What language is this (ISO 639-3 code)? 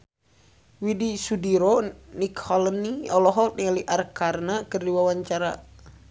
sun